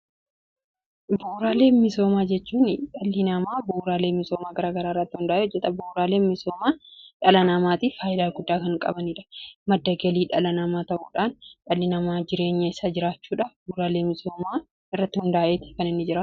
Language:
Oromo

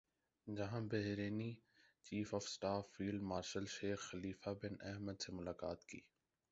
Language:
Urdu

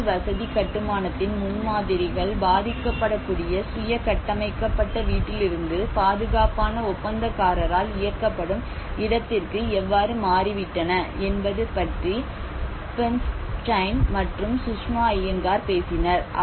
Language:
Tamil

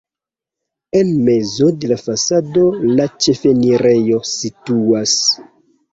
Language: Esperanto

